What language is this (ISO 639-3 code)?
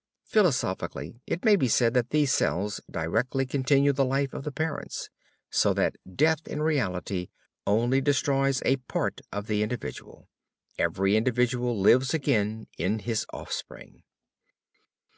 eng